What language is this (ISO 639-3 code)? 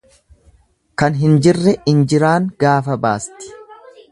orm